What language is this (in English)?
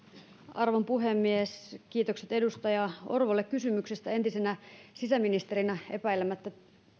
Finnish